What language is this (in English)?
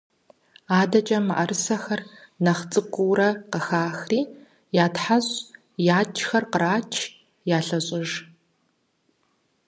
Kabardian